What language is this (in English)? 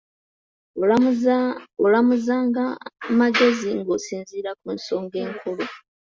Ganda